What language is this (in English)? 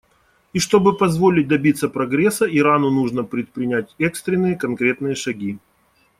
Russian